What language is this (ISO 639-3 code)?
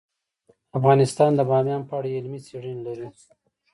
pus